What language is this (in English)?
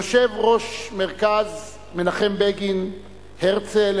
Hebrew